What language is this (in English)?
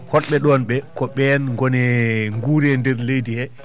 Fula